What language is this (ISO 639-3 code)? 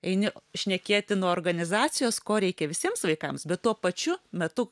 lit